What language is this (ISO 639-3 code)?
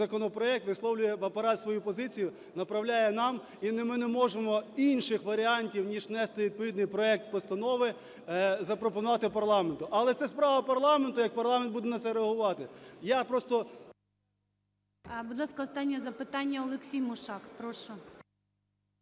ukr